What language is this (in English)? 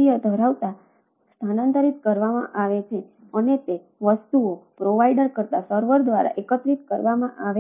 Gujarati